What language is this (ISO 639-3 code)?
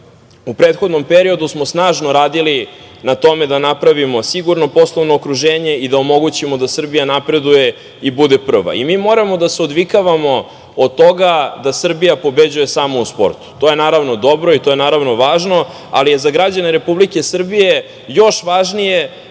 srp